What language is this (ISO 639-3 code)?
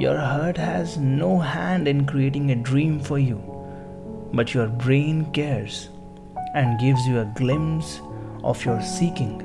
hin